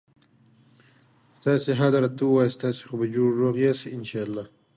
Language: English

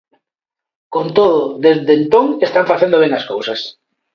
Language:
Galician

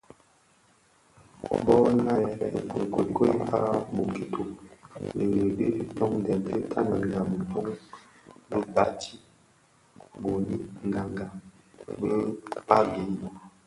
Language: Bafia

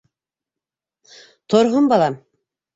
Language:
Bashkir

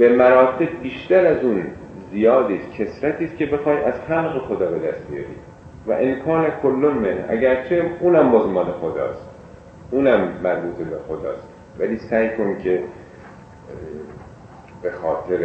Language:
Persian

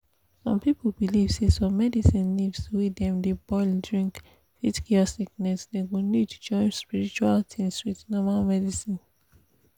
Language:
Nigerian Pidgin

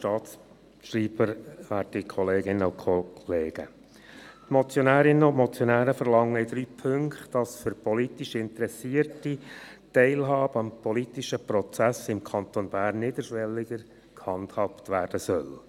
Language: Swiss German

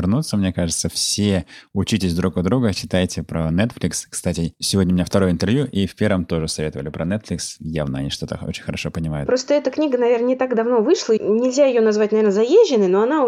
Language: Russian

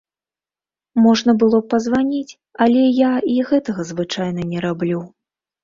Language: Belarusian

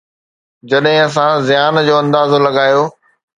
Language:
Sindhi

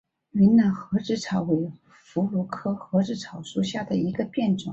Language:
Chinese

